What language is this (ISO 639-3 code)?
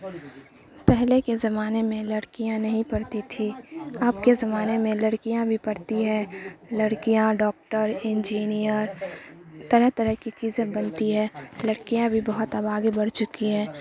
urd